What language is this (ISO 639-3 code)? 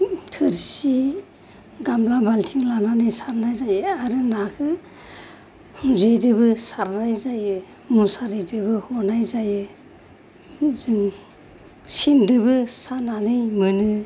brx